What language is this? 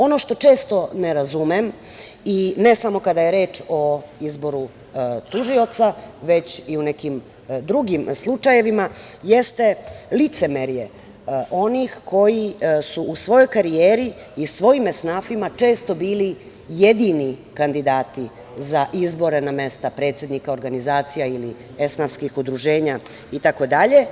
Serbian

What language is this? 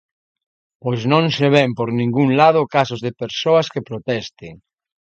Galician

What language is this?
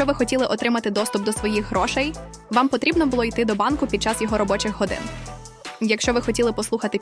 Ukrainian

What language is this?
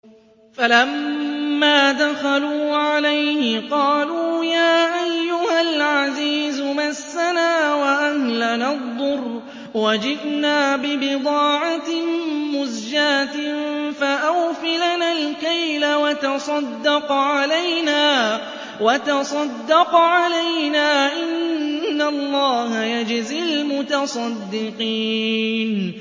Arabic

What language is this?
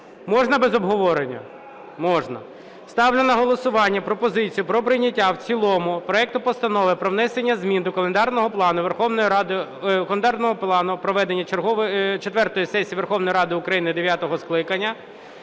Ukrainian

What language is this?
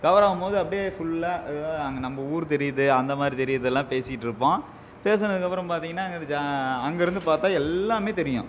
Tamil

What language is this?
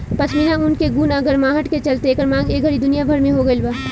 Bhojpuri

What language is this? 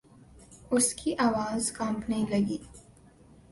Urdu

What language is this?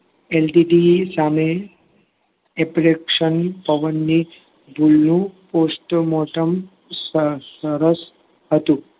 Gujarati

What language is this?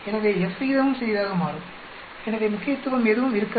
Tamil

